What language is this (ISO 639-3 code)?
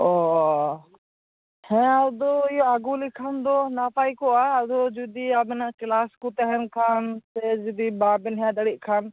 sat